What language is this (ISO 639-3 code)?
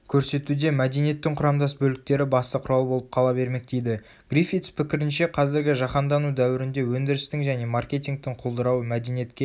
kaz